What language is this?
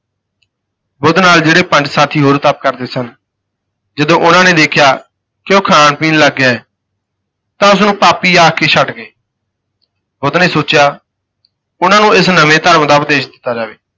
Punjabi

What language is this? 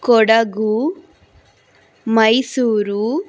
Kannada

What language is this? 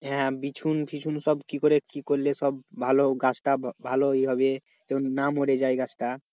Bangla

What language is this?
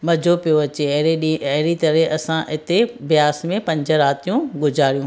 Sindhi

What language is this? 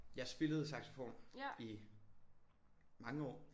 Danish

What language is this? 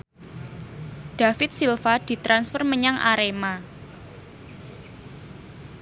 Javanese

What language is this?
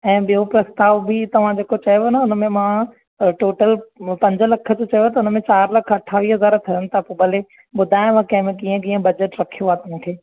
Sindhi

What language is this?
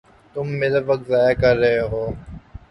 Urdu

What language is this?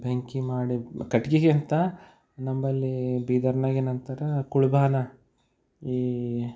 Kannada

